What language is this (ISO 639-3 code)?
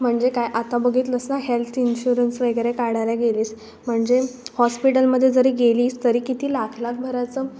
mar